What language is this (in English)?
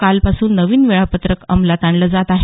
Marathi